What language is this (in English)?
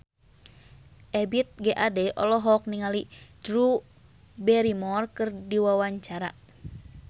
Sundanese